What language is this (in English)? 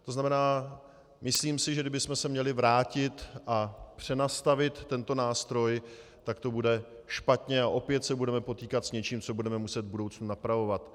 Czech